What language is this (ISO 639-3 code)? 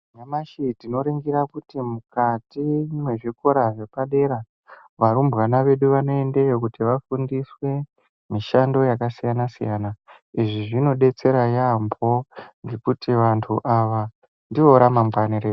ndc